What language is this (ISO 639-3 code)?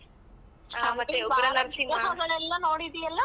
kan